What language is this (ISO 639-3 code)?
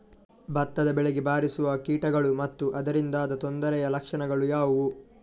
kan